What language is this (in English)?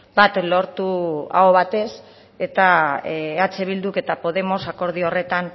Basque